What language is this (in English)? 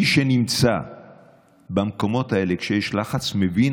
Hebrew